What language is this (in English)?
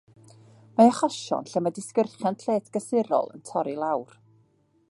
Welsh